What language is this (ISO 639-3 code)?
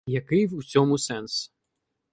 ukr